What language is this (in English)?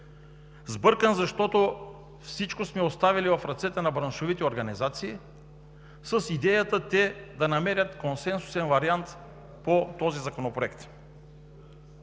Bulgarian